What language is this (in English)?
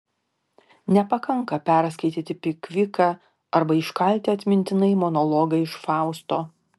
Lithuanian